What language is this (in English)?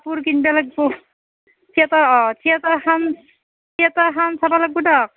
Assamese